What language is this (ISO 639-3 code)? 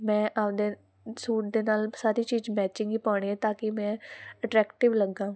pan